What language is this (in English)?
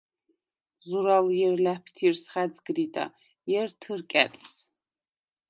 Svan